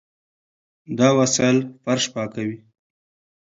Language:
Pashto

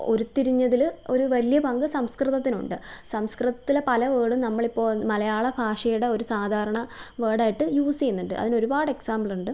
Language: Malayalam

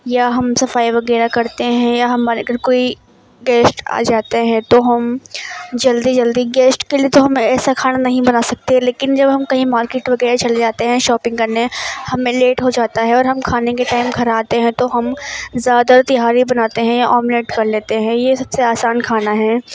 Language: Urdu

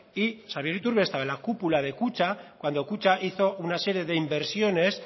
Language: Spanish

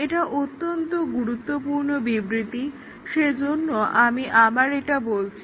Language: Bangla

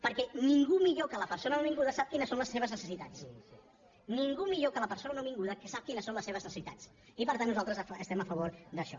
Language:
Catalan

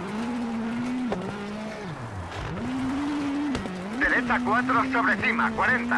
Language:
Spanish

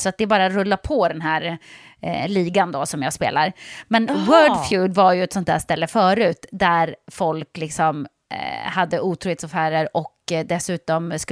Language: Swedish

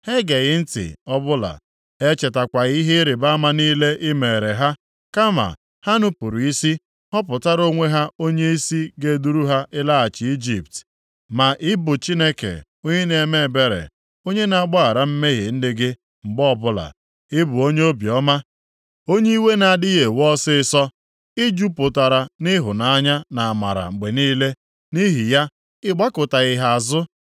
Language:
Igbo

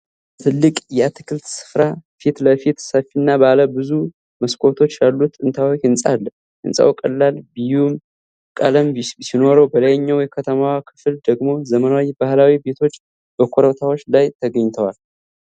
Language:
Amharic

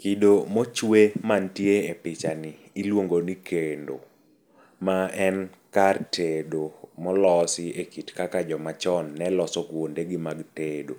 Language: Luo (Kenya and Tanzania)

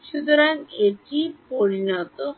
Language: Bangla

